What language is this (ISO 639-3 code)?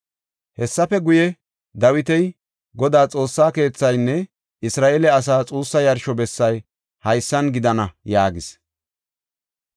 gof